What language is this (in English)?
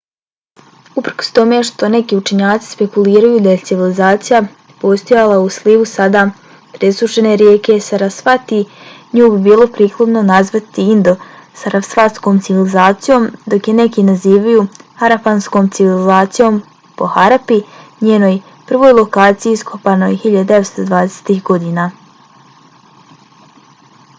Bosnian